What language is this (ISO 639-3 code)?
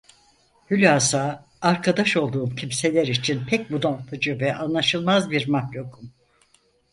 tur